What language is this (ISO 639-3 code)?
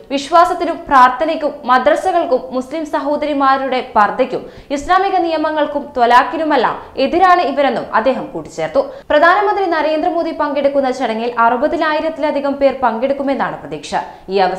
mal